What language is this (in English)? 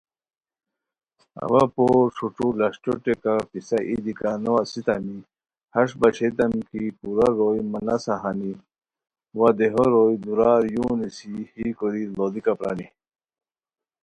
Khowar